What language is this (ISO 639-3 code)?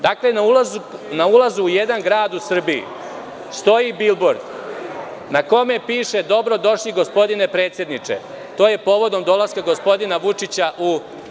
srp